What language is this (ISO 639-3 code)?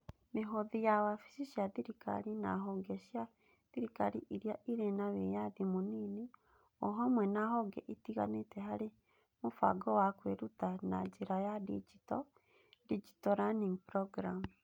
kik